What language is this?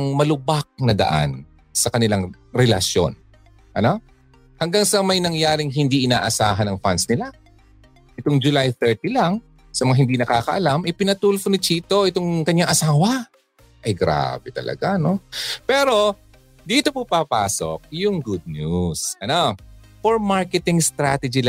Filipino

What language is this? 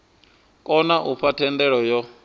Venda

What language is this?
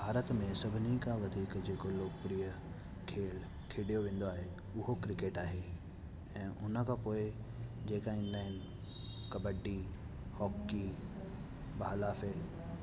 Sindhi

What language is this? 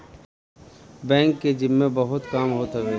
Bhojpuri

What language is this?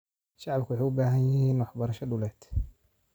Somali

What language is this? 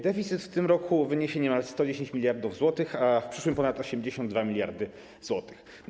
Polish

